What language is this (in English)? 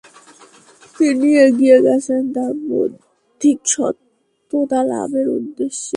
Bangla